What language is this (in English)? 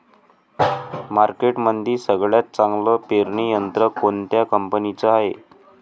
Marathi